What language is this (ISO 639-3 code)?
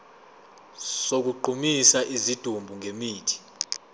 zul